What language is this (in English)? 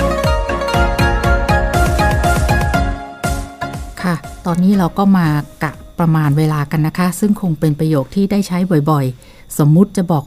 Thai